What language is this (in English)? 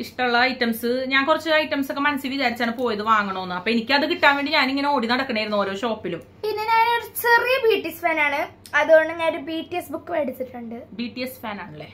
Malayalam